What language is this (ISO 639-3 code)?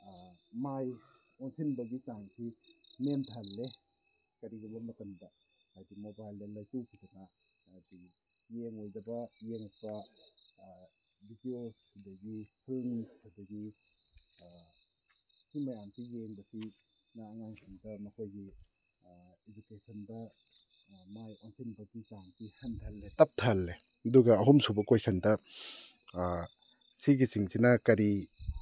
mni